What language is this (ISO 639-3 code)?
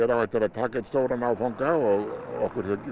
isl